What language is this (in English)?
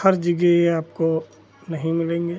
Hindi